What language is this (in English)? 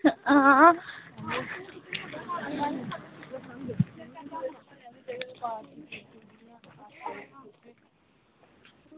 Dogri